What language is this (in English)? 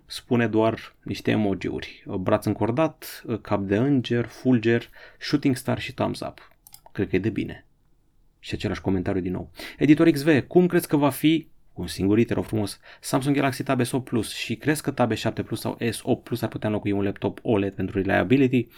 Romanian